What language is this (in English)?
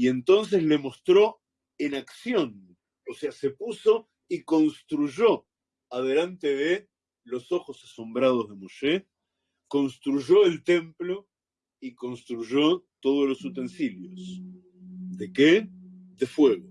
Spanish